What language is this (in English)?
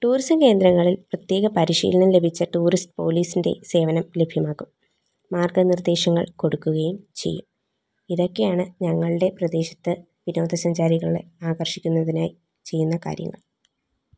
Malayalam